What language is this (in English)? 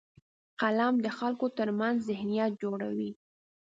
Pashto